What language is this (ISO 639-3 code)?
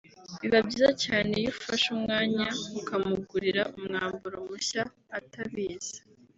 kin